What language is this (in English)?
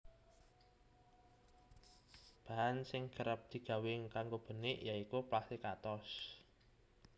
Javanese